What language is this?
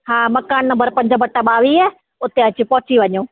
Sindhi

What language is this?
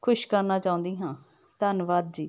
Punjabi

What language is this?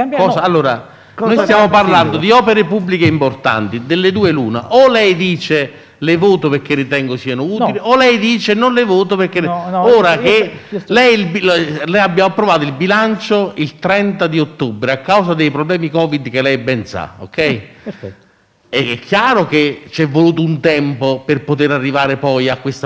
Italian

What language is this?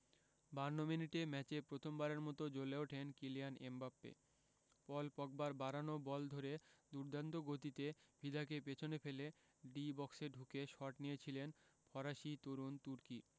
Bangla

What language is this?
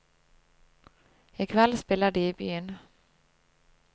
Norwegian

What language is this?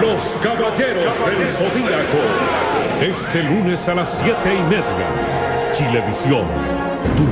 Spanish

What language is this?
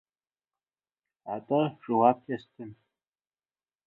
Russian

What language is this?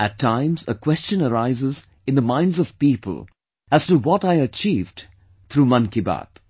English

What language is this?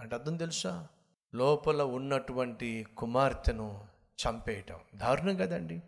Telugu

